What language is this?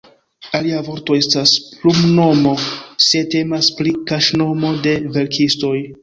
Esperanto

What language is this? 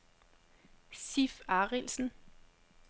Danish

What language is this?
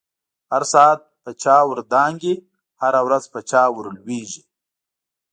Pashto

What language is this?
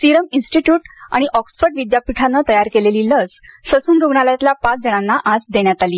Marathi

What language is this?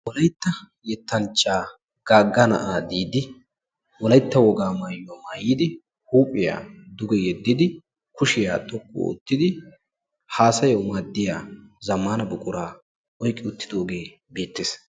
Wolaytta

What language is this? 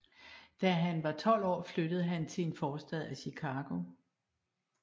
Danish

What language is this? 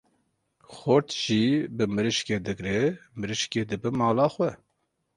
Kurdish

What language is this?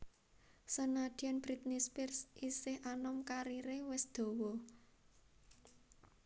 Javanese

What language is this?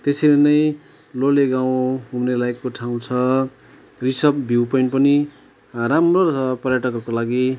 Nepali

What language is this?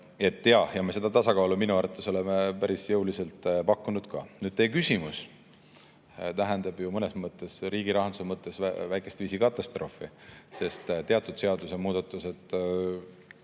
Estonian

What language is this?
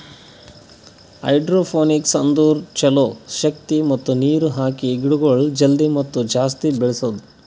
Kannada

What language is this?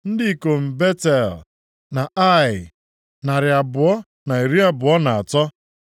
Igbo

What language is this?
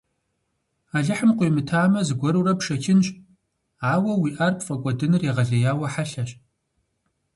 Kabardian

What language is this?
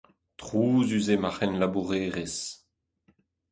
Breton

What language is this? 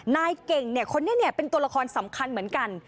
Thai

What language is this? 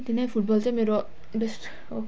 Nepali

